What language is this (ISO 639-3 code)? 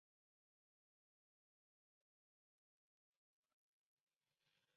spa